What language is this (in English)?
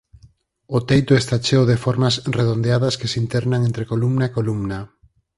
Galician